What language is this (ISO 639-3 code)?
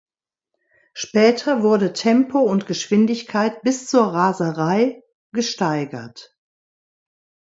deu